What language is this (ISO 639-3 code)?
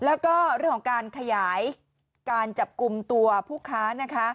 tha